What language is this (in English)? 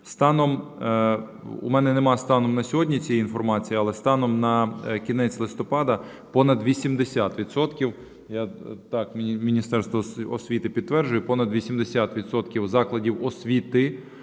Ukrainian